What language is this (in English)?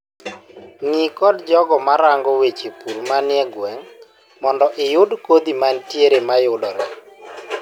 Luo (Kenya and Tanzania)